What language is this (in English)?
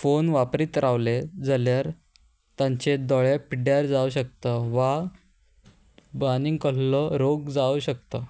Konkani